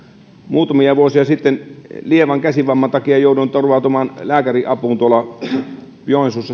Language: Finnish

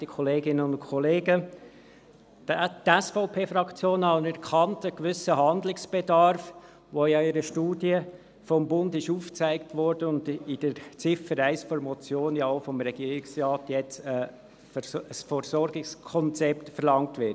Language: Swiss German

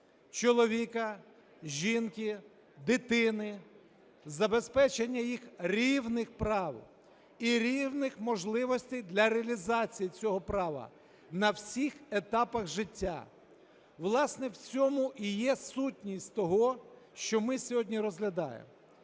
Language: Ukrainian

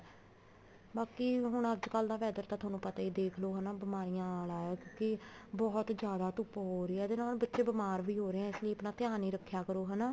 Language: Punjabi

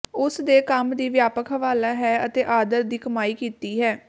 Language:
Punjabi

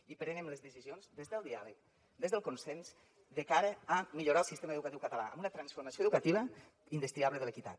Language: Catalan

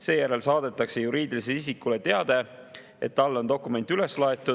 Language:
Estonian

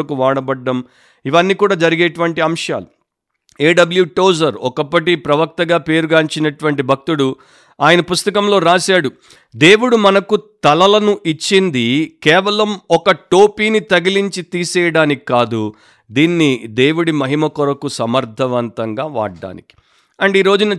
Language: Telugu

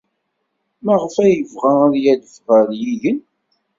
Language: Kabyle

